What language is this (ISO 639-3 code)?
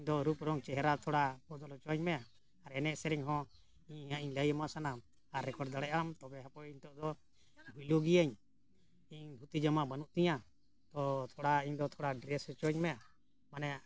sat